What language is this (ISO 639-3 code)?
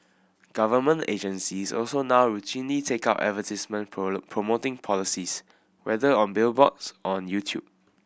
eng